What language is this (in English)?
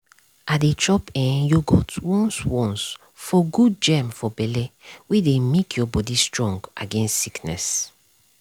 Nigerian Pidgin